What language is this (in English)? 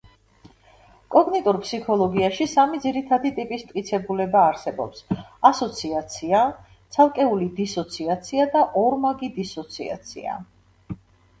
Georgian